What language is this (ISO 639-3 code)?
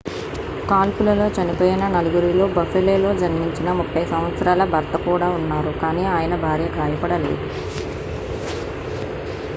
tel